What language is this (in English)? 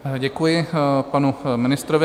Czech